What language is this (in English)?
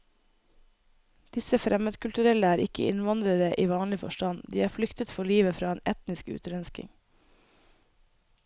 Norwegian